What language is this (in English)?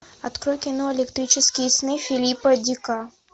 Russian